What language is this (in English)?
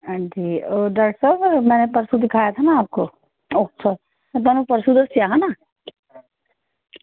Dogri